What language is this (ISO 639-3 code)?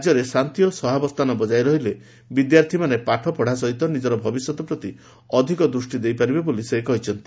ori